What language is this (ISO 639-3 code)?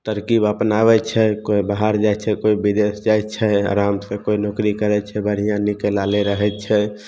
mai